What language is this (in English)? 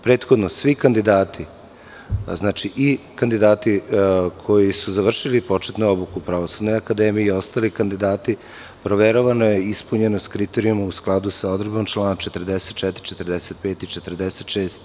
Serbian